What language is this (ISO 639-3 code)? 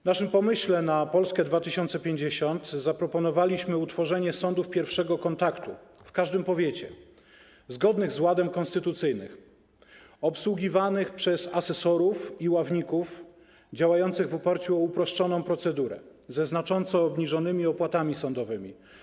pol